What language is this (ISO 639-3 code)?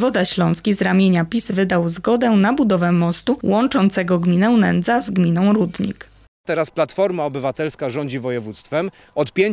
pol